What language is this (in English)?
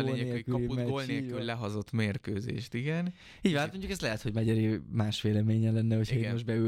Hungarian